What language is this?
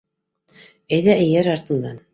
Bashkir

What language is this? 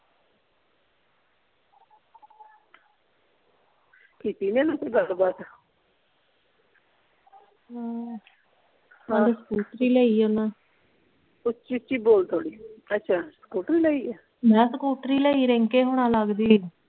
Punjabi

